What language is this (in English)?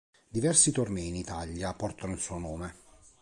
Italian